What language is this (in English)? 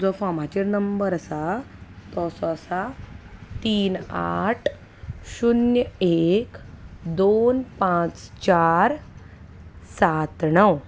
Konkani